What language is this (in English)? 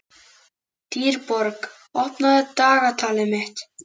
Icelandic